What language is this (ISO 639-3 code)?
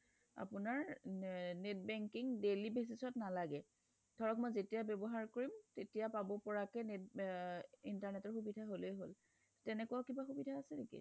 asm